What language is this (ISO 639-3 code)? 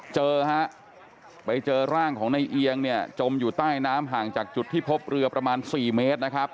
tha